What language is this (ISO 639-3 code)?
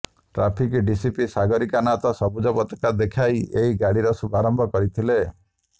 ori